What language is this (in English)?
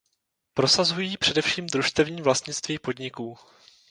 Czech